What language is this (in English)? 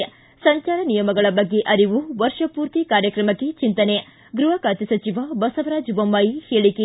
Kannada